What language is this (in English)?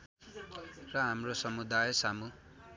Nepali